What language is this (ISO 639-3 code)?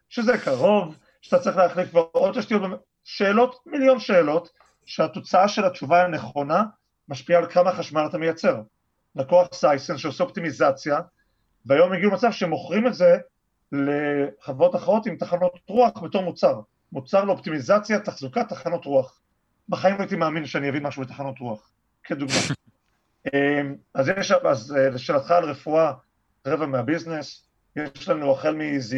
heb